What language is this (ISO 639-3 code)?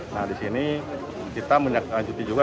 ind